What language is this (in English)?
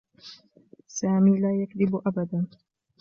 Arabic